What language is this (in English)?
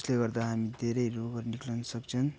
Nepali